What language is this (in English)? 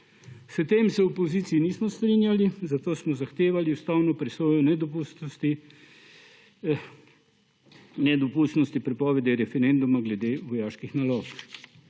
Slovenian